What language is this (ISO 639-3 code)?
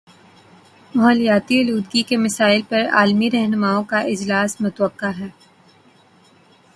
urd